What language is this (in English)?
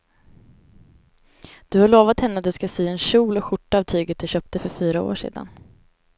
Swedish